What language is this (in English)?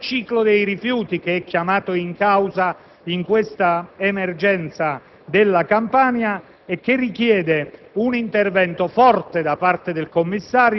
Italian